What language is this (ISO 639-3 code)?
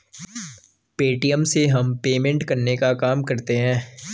hin